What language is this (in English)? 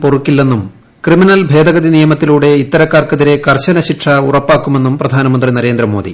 Malayalam